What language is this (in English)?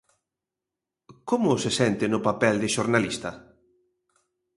Galician